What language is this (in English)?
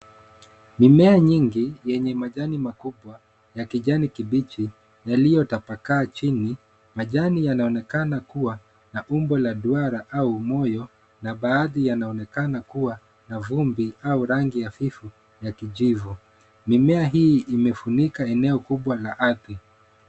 Swahili